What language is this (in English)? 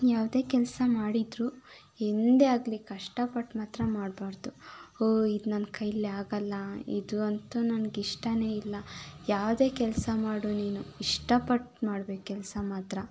Kannada